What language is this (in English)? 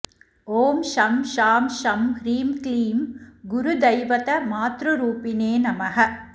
Sanskrit